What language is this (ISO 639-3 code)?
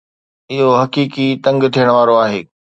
snd